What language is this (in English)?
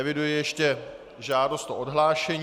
Czech